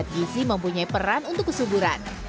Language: Indonesian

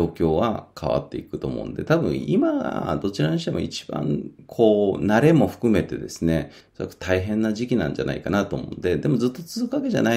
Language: Japanese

